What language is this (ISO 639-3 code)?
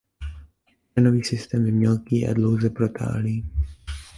ces